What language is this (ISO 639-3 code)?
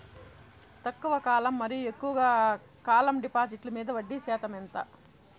tel